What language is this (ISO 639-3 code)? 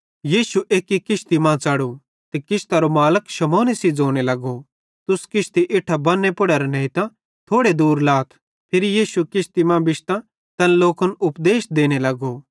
bhd